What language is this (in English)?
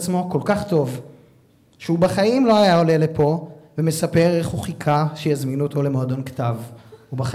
Hebrew